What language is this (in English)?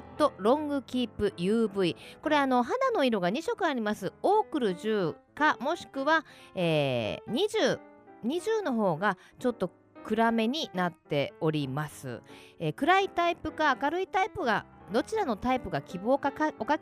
Japanese